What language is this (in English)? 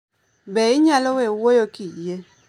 Luo (Kenya and Tanzania)